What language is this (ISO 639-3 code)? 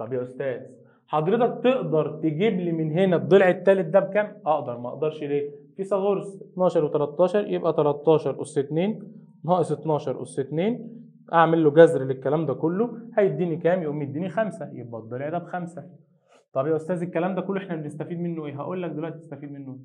ara